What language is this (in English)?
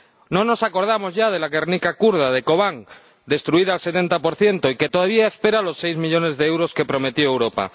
Spanish